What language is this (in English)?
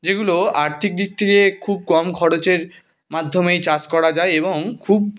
Bangla